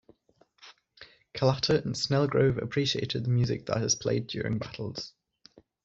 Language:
English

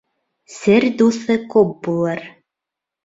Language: Bashkir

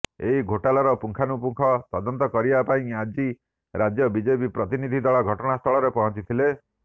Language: Odia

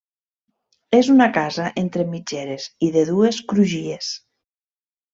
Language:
Catalan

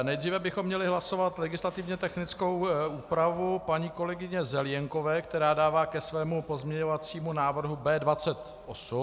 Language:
Czech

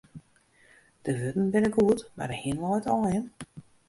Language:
Western Frisian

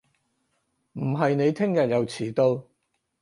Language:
Cantonese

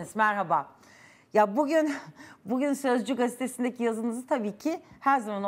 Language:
Turkish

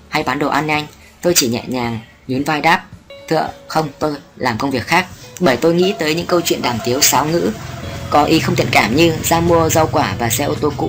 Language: Vietnamese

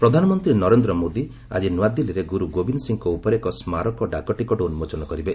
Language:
Odia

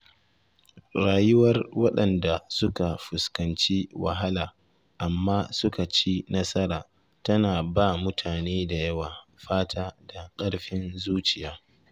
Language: Hausa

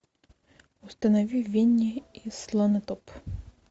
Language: Russian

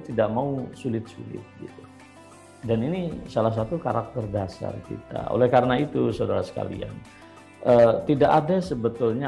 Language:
Indonesian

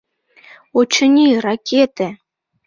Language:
Mari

